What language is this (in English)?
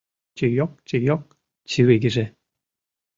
Mari